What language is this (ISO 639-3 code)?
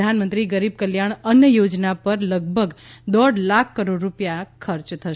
guj